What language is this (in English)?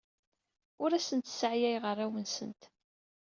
Kabyle